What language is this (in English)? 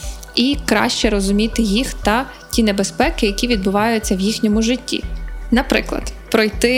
Ukrainian